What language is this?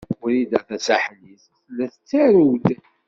Kabyle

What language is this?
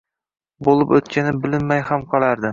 Uzbek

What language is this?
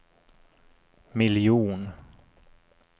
Swedish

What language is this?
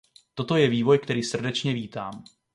Czech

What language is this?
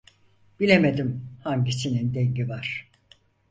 Turkish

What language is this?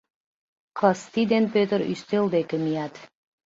Mari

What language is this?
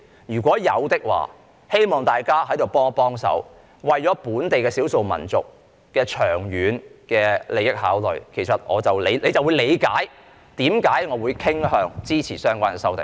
Cantonese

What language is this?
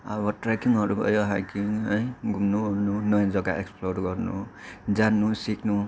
Nepali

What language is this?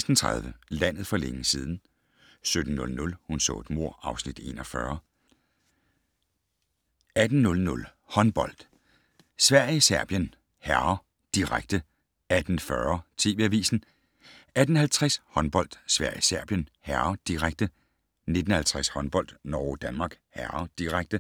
Danish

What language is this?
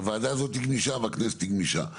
Hebrew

